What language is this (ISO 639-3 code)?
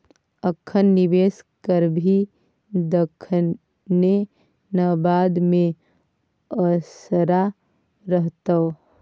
mai